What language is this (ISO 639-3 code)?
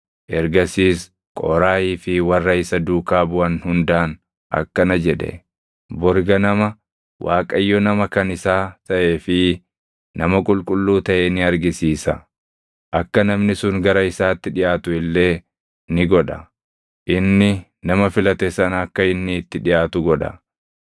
orm